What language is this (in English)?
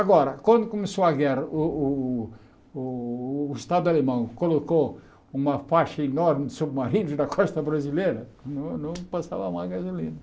Portuguese